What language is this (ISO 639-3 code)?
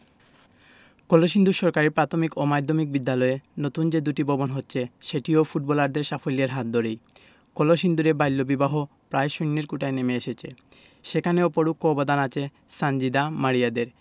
ben